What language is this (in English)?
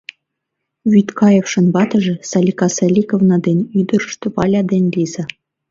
Mari